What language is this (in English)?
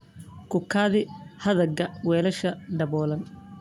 Somali